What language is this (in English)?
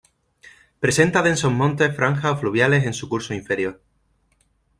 Spanish